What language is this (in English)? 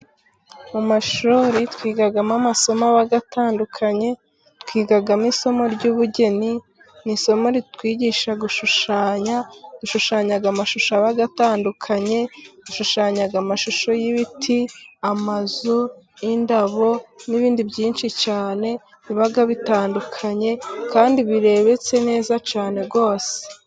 Kinyarwanda